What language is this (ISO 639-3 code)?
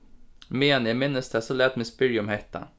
fao